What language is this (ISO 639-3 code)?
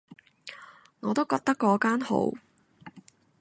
yue